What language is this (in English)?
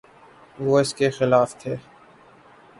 Urdu